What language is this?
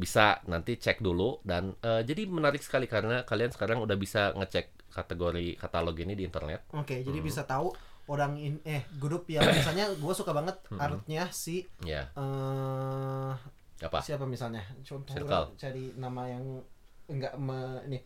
Indonesian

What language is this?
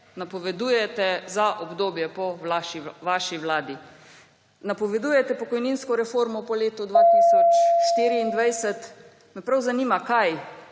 Slovenian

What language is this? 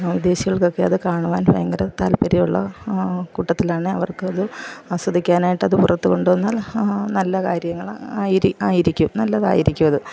Malayalam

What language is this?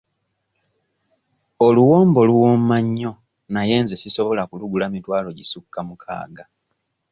Ganda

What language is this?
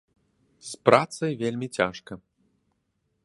Belarusian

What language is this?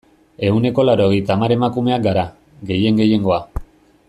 Basque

